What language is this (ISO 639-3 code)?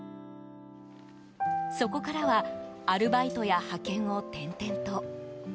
jpn